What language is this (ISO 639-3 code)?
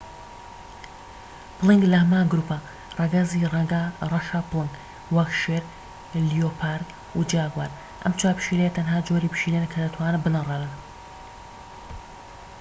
ckb